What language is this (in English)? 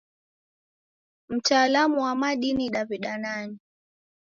Taita